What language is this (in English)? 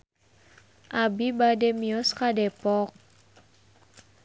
Sundanese